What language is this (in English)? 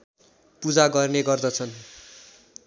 Nepali